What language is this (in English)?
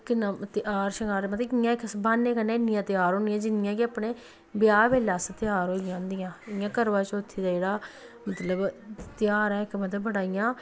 Dogri